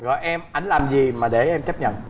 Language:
Vietnamese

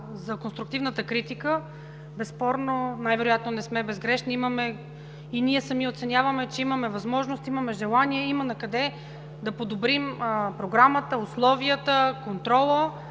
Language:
Bulgarian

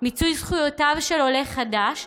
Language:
Hebrew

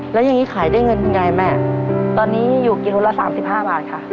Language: Thai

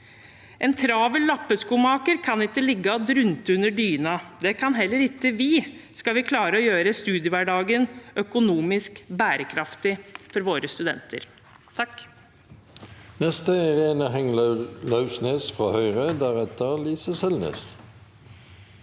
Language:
Norwegian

